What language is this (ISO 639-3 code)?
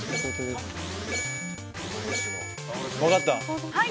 jpn